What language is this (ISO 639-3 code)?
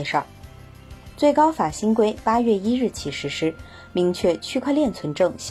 zho